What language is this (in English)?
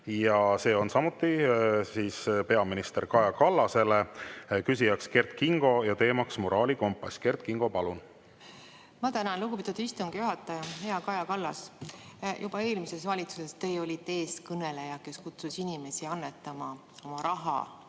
Estonian